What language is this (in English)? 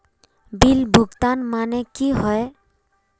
Magahi